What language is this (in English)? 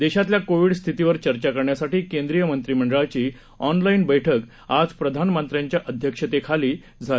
Marathi